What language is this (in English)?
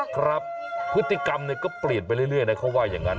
Thai